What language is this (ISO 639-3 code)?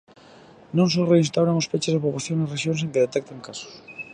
glg